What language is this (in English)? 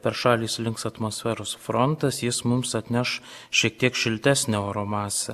Lithuanian